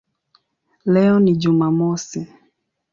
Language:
Swahili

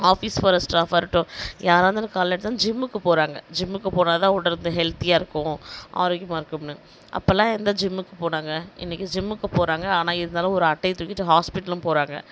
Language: Tamil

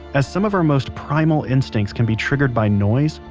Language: English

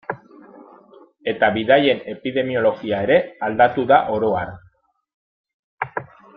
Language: Basque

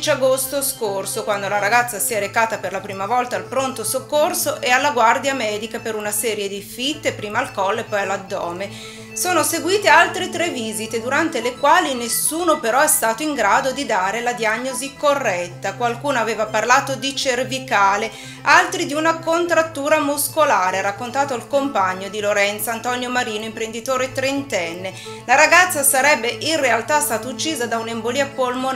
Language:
Italian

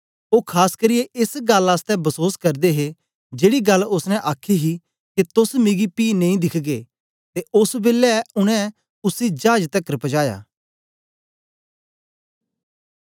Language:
Dogri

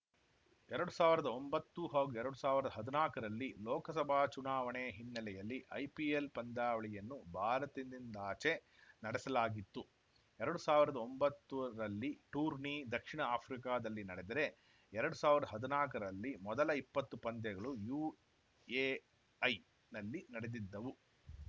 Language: Kannada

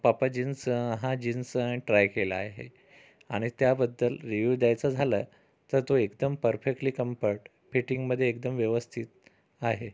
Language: Marathi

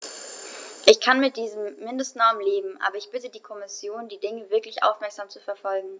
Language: German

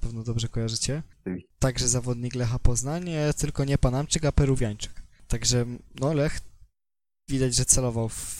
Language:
Polish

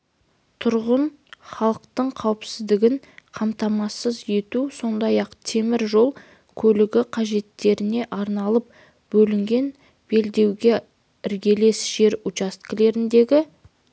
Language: Kazakh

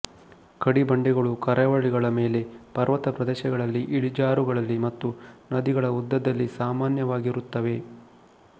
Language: Kannada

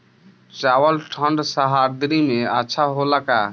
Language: Bhojpuri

